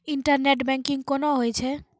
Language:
Maithili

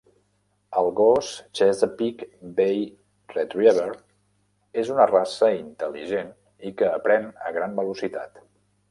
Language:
Catalan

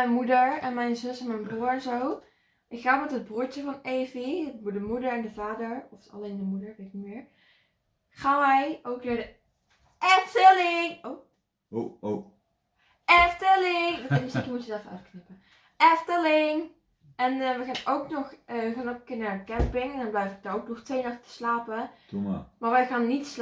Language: Dutch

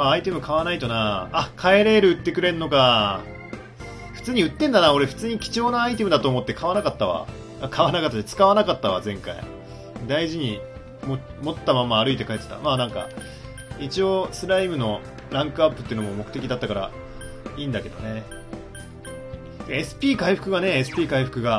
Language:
Japanese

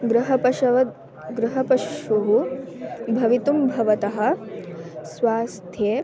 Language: Sanskrit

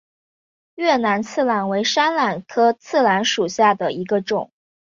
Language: Chinese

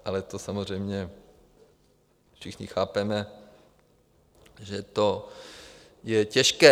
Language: Czech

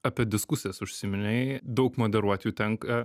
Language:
Lithuanian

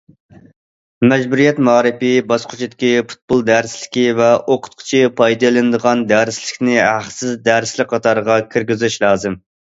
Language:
Uyghur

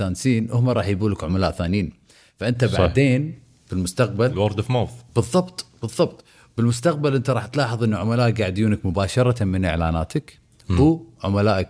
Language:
Arabic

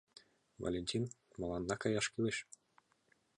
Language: Mari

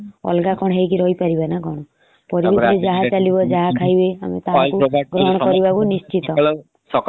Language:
Odia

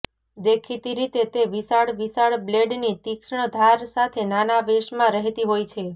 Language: Gujarati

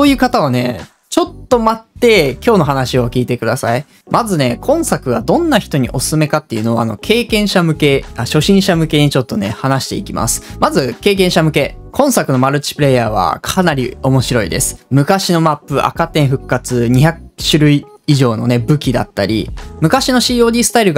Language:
Japanese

